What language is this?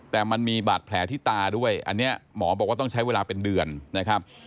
Thai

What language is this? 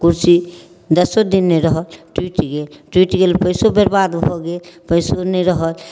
Maithili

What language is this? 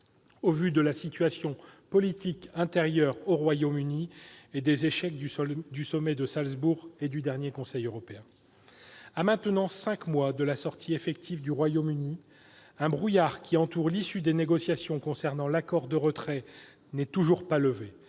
French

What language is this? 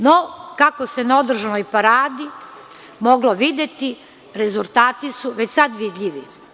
Serbian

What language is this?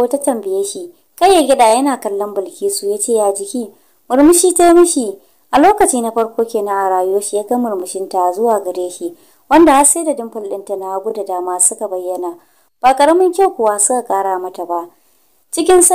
Romanian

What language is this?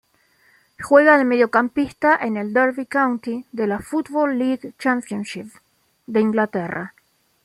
Spanish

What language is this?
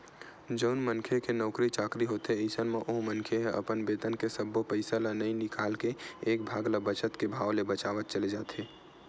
Chhattisgarhi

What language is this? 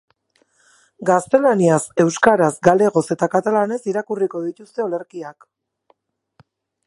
Basque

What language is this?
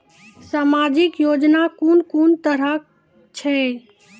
Maithili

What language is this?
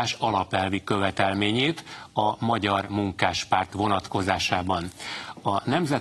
Hungarian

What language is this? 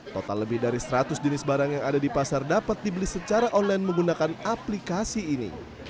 Indonesian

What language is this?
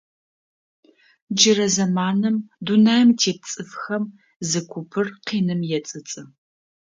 Adyghe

